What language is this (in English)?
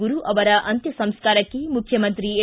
Kannada